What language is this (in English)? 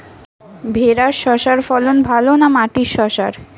Bangla